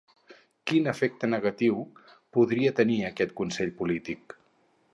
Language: Catalan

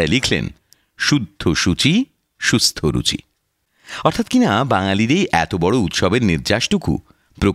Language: Bangla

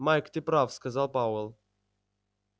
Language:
Russian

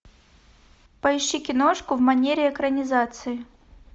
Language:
Russian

